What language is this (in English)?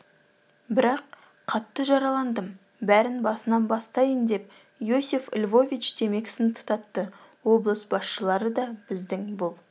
Kazakh